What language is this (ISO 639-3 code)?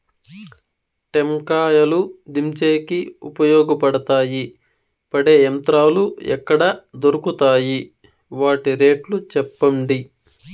tel